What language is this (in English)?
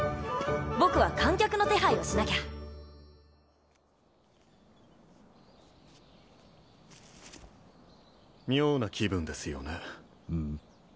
Japanese